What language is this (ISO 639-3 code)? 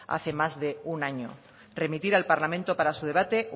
spa